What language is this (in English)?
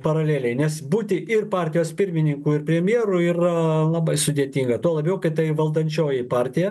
Lithuanian